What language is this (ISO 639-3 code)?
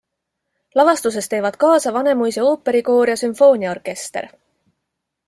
est